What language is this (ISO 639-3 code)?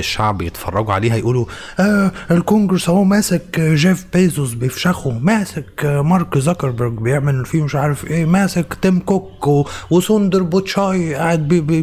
ara